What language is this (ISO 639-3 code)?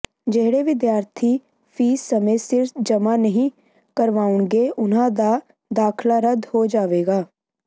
pan